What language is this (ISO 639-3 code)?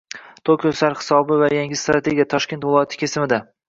uzb